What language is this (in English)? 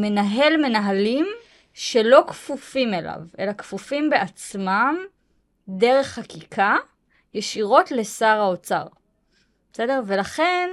Hebrew